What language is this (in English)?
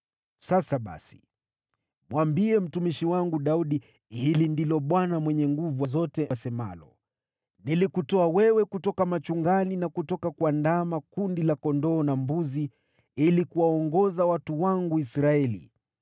Swahili